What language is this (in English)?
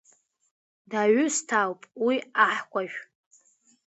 Abkhazian